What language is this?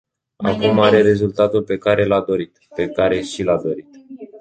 Romanian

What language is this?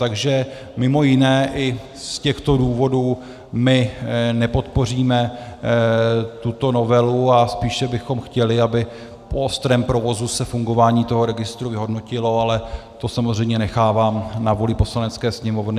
Czech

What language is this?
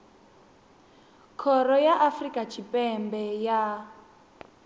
Venda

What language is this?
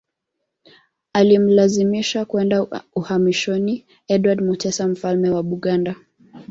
Swahili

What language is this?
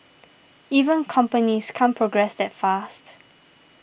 English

